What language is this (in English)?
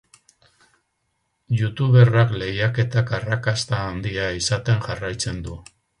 Basque